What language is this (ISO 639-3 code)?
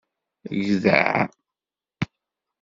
kab